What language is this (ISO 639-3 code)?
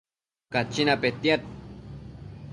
mcf